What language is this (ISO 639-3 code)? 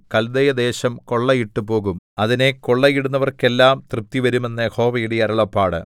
mal